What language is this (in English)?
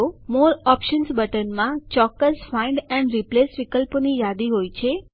Gujarati